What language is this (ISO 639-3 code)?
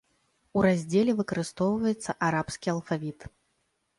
bel